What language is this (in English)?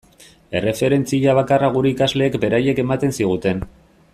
Basque